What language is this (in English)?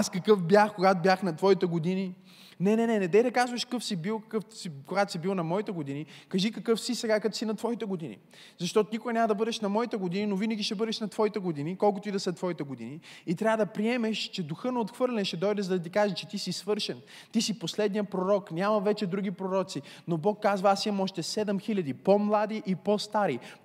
Bulgarian